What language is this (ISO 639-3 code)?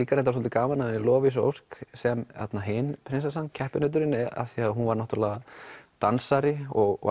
isl